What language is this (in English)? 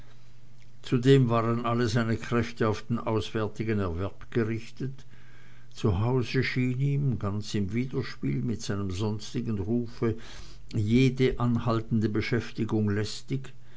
German